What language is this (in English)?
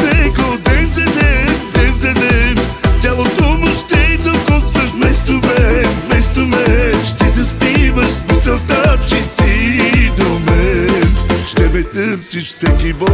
Romanian